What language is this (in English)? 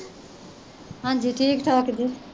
Punjabi